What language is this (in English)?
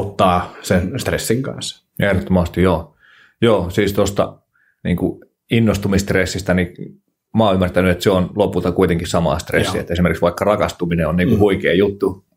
Finnish